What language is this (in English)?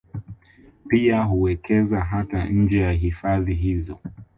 Swahili